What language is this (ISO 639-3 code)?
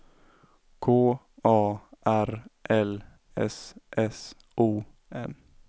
swe